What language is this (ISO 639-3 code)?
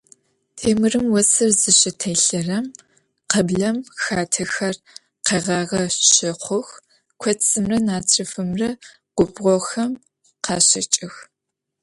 ady